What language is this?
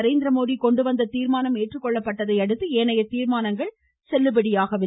Tamil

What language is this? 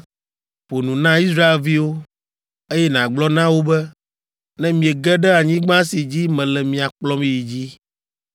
Ewe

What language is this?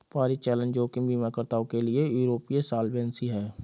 Hindi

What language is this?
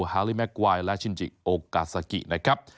Thai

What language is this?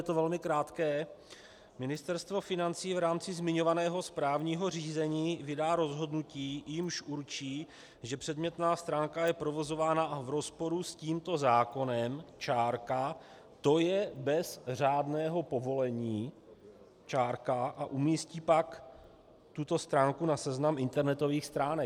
Czech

